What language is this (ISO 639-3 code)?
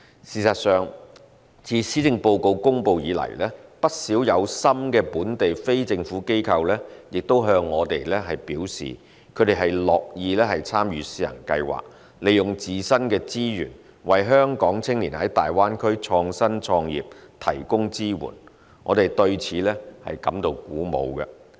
yue